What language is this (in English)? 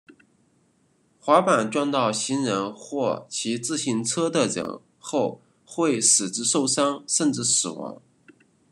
Chinese